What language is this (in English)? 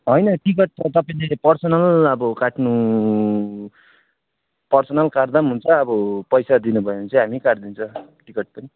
Nepali